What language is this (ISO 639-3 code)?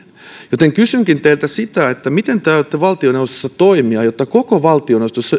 fin